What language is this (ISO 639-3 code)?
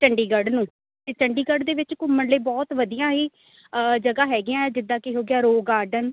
pan